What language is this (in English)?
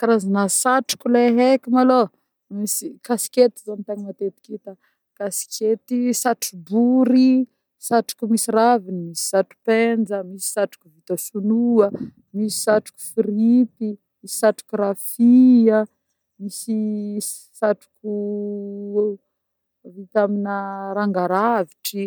Northern Betsimisaraka Malagasy